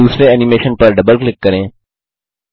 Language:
Hindi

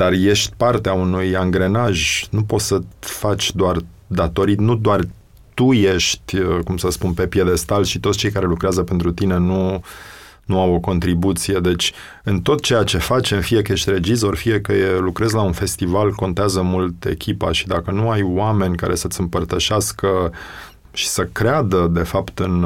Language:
Romanian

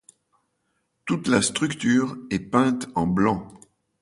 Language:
French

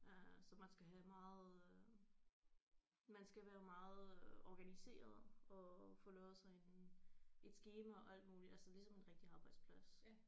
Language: Danish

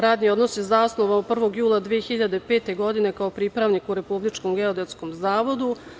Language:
Serbian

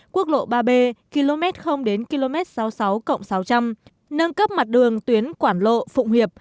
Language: Vietnamese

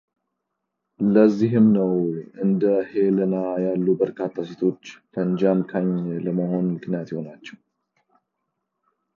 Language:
Amharic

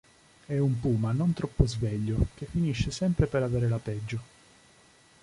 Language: Italian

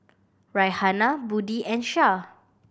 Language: English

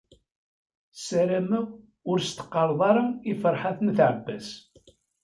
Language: Kabyle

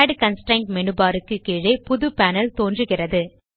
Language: Tamil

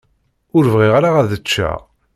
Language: Kabyle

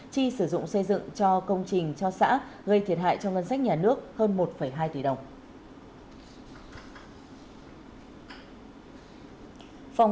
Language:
Vietnamese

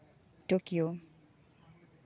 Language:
Santali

